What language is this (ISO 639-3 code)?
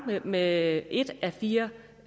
dan